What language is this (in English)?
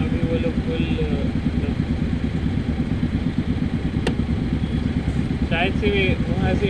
Marathi